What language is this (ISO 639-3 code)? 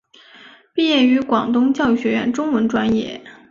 zho